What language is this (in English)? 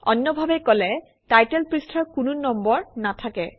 Assamese